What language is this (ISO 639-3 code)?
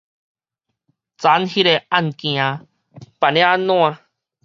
nan